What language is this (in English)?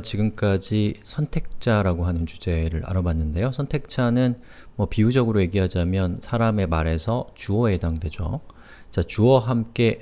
Korean